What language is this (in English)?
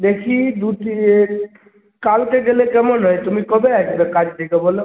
Bangla